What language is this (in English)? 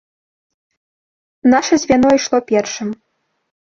Belarusian